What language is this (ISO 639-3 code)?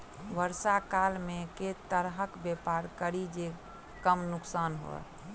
mai